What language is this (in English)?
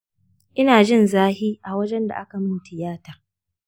Hausa